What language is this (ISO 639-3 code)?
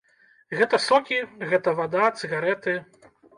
bel